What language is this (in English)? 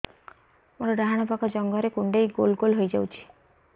Odia